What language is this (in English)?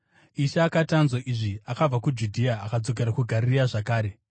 Shona